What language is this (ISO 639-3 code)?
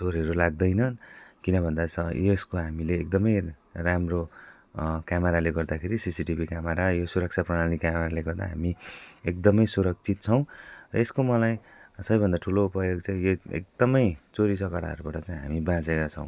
nep